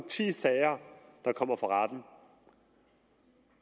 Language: Danish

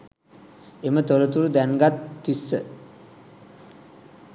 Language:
Sinhala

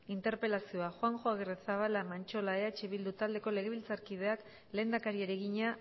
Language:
Basque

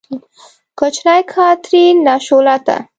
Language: Pashto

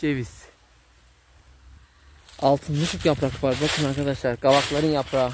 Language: Turkish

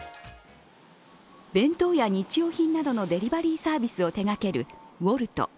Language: Japanese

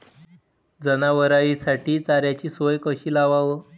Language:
Marathi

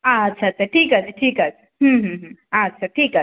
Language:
Bangla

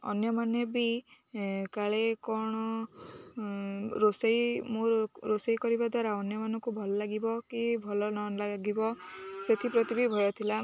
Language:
Odia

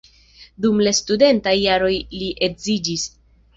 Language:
Esperanto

